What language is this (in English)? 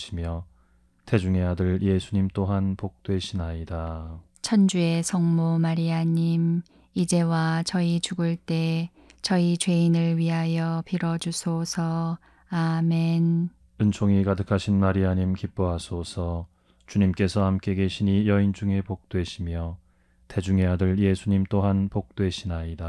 Korean